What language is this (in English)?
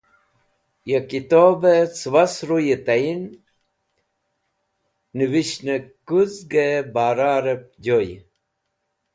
Wakhi